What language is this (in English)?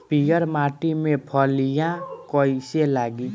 Bhojpuri